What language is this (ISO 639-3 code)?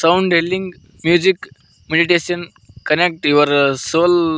kan